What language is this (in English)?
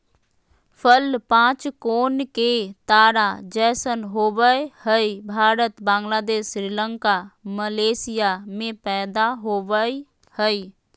Magahi